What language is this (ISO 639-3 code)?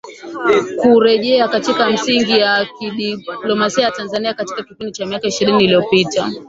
swa